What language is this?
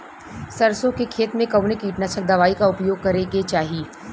Bhojpuri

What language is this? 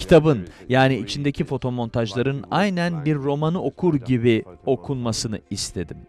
Turkish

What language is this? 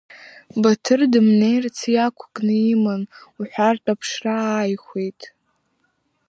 Abkhazian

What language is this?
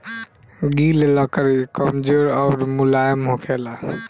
Bhojpuri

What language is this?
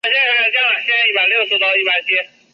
Chinese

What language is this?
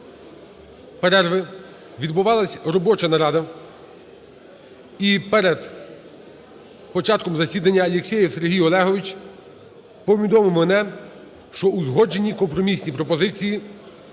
Ukrainian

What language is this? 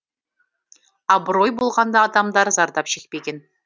Kazakh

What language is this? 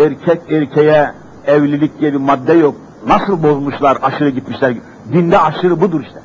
Turkish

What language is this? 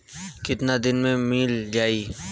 Bhojpuri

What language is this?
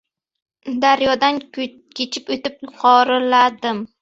Uzbek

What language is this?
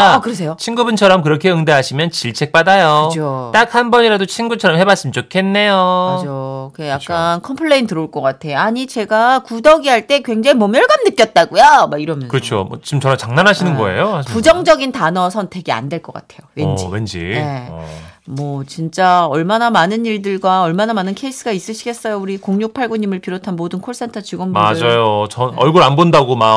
Korean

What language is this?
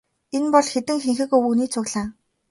Mongolian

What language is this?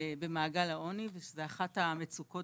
Hebrew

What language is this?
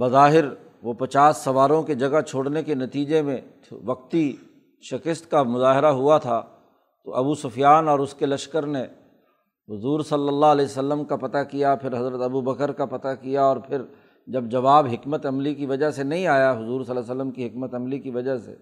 Urdu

